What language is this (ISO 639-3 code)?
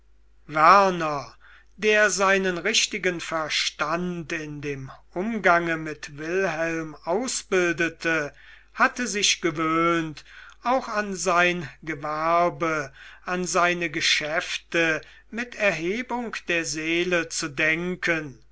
deu